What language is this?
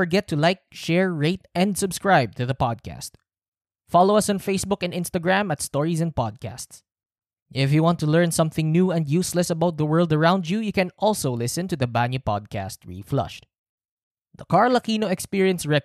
Filipino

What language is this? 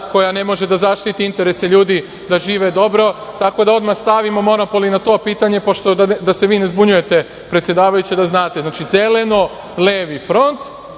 Serbian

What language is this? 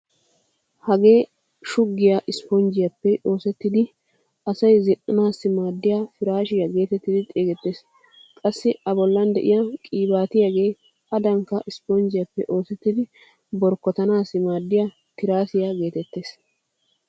Wolaytta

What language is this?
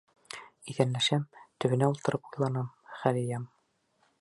Bashkir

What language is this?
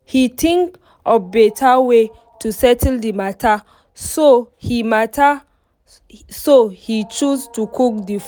Nigerian Pidgin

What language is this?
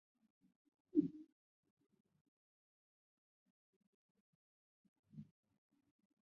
Chinese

